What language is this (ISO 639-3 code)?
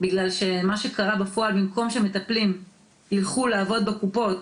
heb